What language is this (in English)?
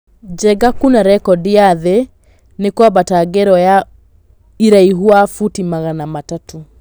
Kikuyu